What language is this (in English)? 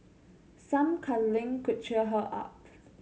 English